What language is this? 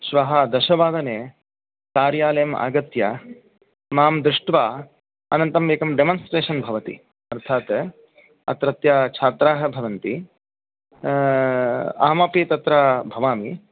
Sanskrit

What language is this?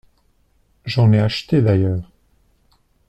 French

